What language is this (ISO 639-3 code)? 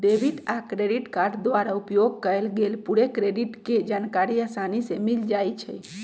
mag